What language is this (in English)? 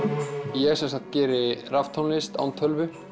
Icelandic